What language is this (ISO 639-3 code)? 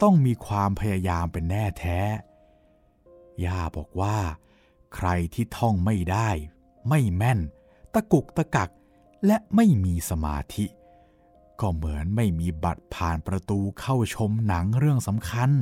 tha